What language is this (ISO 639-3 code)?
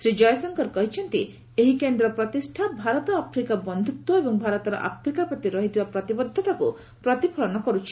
ori